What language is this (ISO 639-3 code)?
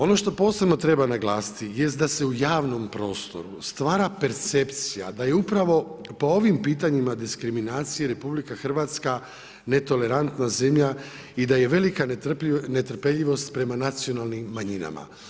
hrv